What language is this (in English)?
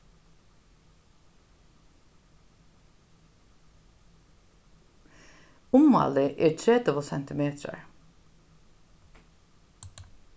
Faroese